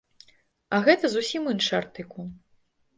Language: Belarusian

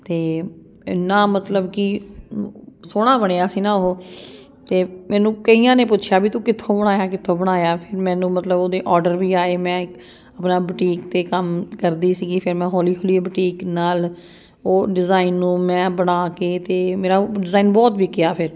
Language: Punjabi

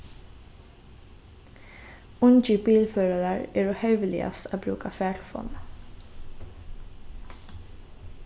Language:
Faroese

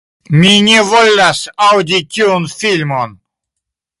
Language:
Esperanto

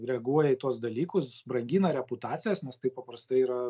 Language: Lithuanian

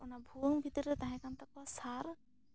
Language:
Santali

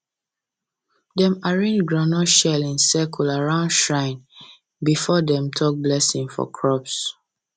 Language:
Nigerian Pidgin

